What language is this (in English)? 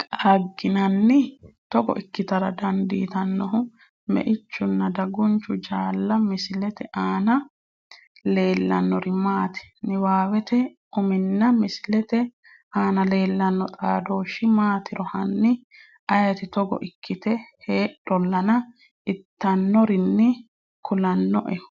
Sidamo